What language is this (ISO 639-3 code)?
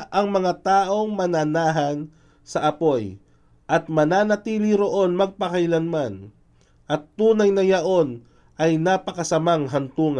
fil